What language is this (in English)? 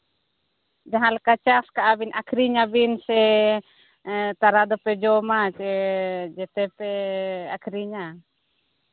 Santali